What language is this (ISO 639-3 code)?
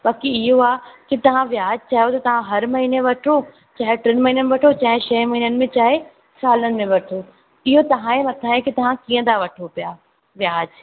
snd